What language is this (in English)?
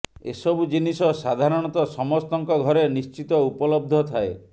Odia